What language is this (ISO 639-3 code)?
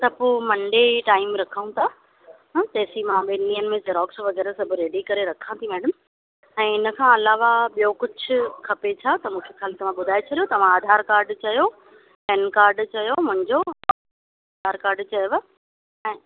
snd